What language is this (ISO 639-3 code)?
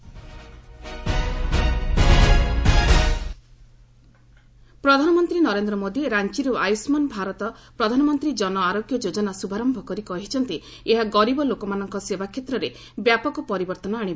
ori